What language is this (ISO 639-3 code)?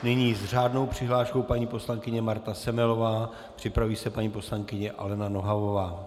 ces